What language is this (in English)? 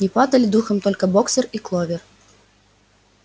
Russian